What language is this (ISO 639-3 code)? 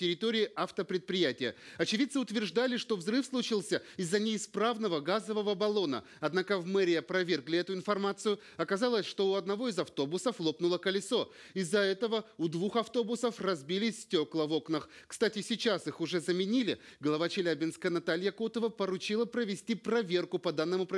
rus